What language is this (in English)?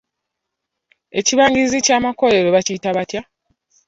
Ganda